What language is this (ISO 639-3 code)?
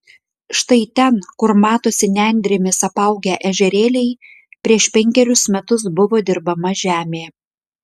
lit